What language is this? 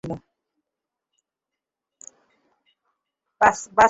Bangla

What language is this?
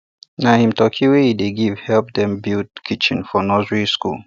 Nigerian Pidgin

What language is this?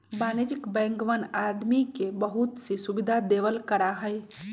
Magahi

